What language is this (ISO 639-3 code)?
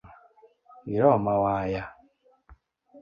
luo